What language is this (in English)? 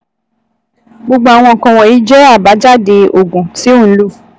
Yoruba